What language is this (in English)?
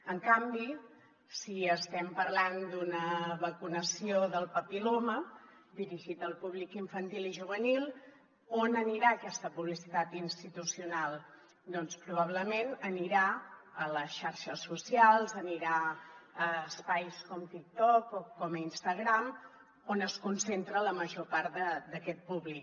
Catalan